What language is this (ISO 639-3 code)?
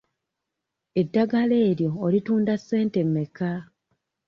lug